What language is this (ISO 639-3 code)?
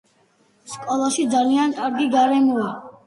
kat